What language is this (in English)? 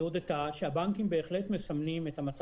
Hebrew